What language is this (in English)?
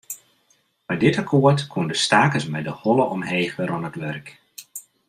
Western Frisian